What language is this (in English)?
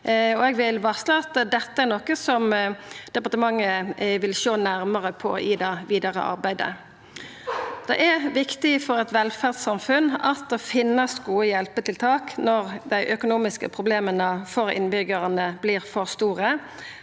Norwegian